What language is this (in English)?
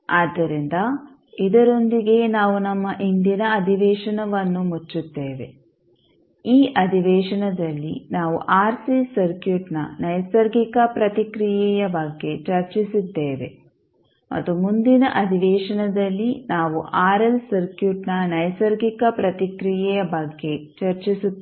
Kannada